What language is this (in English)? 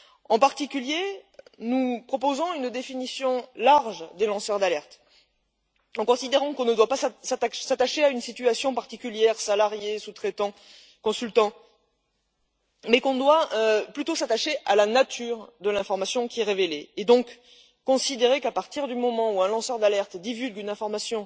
French